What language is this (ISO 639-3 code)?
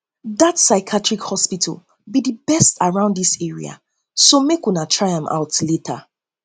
pcm